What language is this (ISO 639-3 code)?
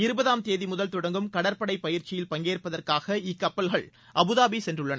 tam